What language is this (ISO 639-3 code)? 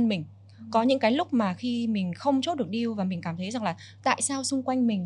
vie